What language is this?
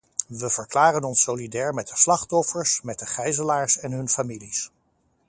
Dutch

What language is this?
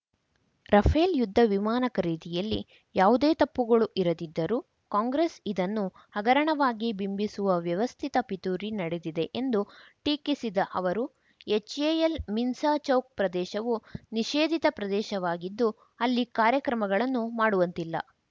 Kannada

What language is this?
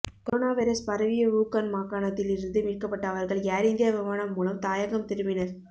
Tamil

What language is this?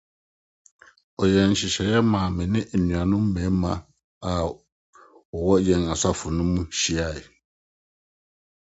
Akan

